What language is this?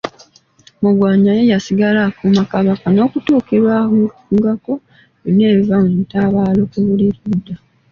Ganda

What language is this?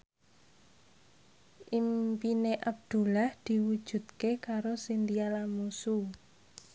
Javanese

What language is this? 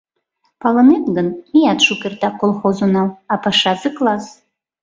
Mari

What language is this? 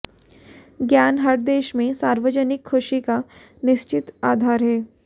Hindi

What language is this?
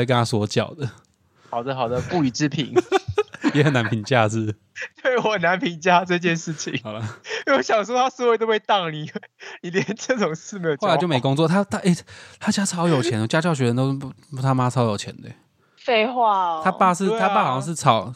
Chinese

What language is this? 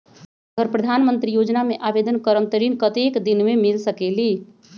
Magahi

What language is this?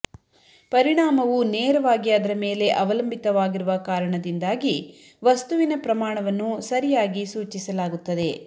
Kannada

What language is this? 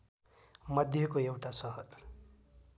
Nepali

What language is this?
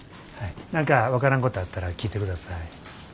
Japanese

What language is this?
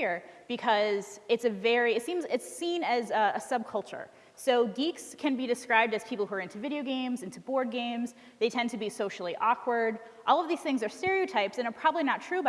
English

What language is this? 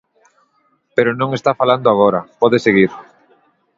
Galician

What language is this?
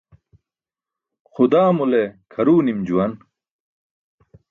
Burushaski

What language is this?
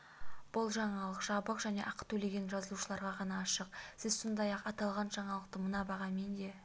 Kazakh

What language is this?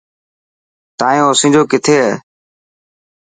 Dhatki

